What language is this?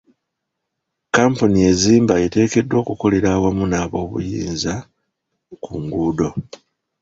Ganda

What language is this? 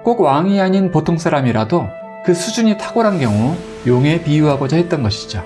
Korean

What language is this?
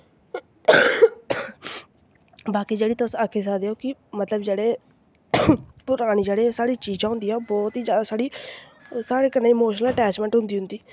Dogri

